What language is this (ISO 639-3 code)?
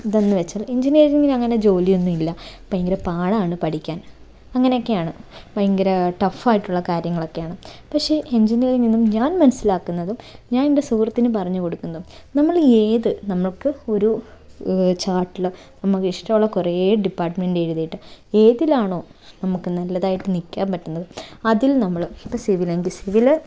mal